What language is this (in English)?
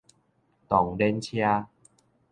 Min Nan Chinese